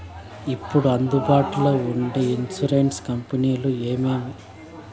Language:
Telugu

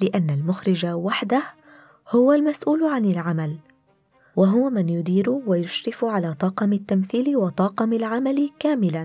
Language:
Arabic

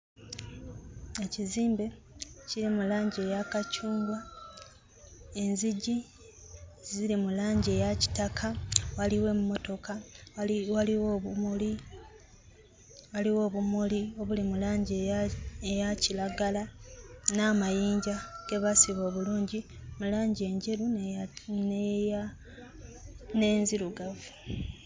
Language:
Ganda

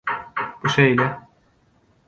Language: Turkmen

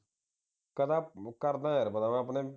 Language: Punjabi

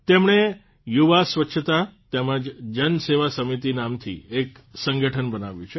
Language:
Gujarati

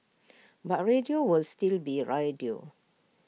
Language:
English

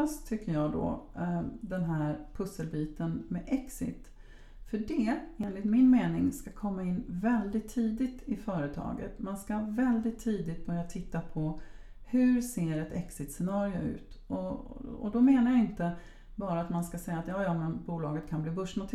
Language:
Swedish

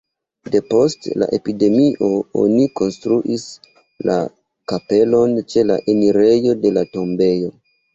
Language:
Esperanto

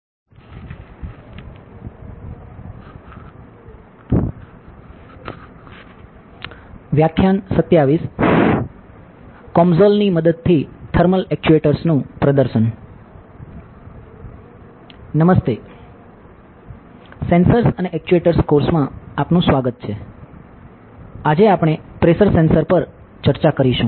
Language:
Gujarati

